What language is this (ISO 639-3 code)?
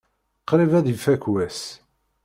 kab